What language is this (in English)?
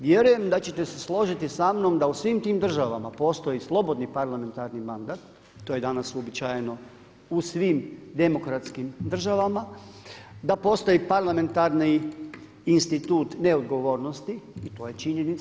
Croatian